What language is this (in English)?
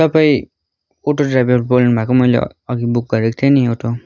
Nepali